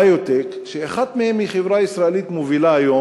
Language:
Hebrew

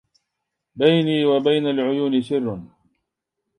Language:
Arabic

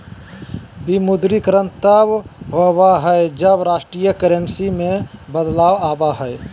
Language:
Magahi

